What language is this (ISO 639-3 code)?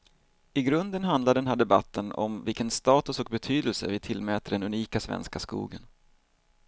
swe